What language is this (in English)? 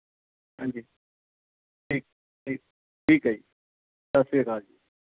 Punjabi